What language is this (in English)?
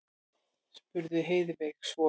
Icelandic